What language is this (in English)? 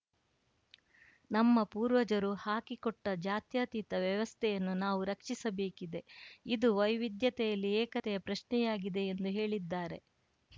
Kannada